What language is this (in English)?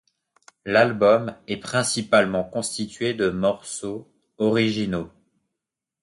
French